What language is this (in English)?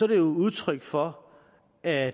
Danish